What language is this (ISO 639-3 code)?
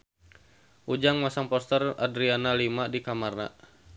sun